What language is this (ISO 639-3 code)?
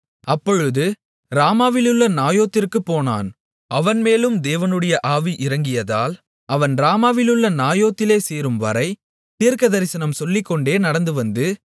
tam